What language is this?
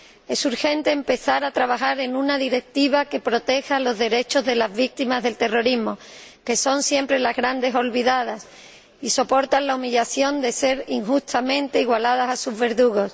Spanish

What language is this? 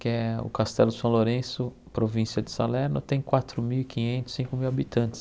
Portuguese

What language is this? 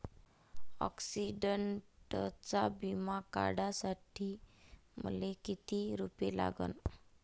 Marathi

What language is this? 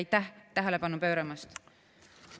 Estonian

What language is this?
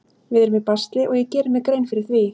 Icelandic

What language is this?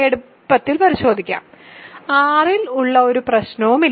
Malayalam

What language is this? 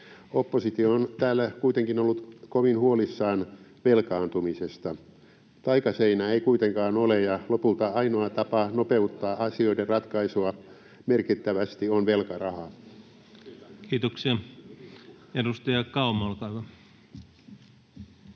Finnish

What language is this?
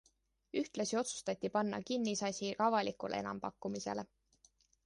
Estonian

